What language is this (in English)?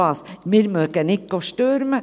Swiss German